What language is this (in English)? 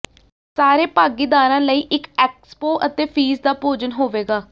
Punjabi